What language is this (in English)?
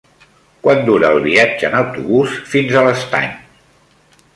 Catalan